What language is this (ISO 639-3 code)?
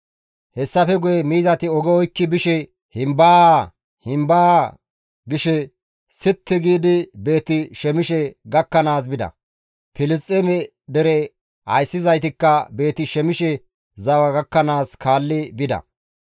gmv